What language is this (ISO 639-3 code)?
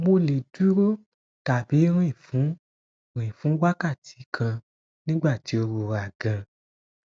yor